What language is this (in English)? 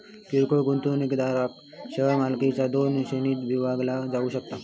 Marathi